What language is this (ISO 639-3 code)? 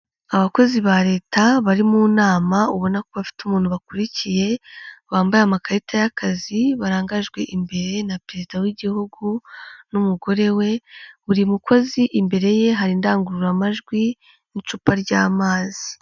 kin